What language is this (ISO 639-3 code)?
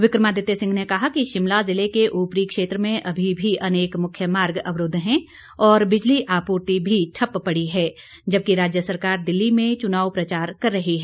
hin